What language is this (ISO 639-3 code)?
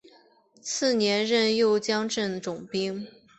zho